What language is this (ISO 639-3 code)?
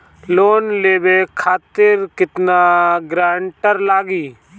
bho